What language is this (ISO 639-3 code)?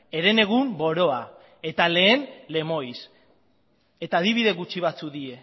eus